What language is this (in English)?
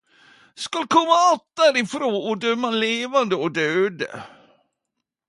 Norwegian Nynorsk